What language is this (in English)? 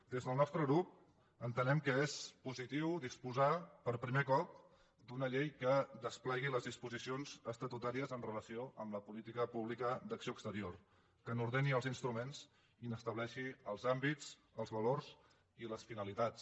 Catalan